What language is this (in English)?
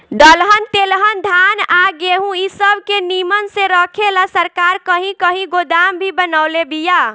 Bhojpuri